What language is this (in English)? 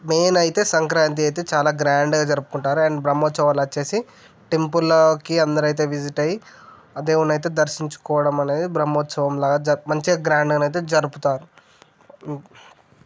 Telugu